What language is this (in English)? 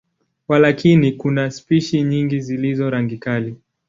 Swahili